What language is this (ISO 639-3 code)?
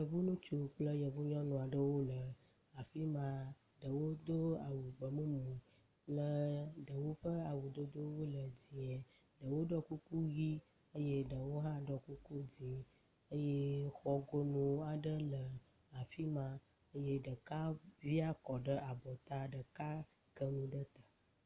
ewe